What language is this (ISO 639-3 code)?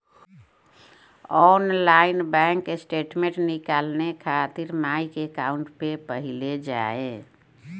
bho